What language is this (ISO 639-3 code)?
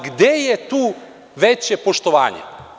srp